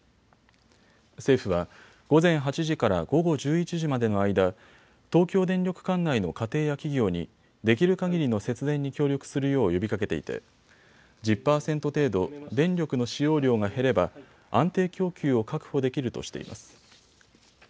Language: Japanese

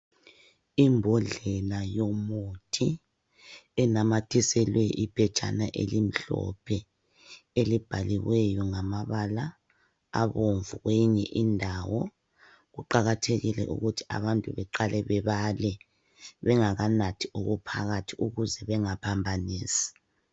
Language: North Ndebele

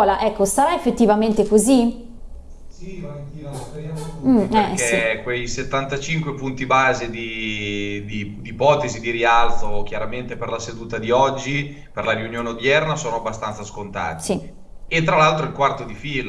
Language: Italian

